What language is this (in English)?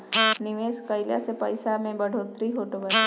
Bhojpuri